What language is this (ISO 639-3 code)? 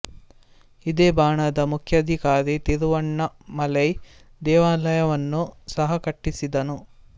kan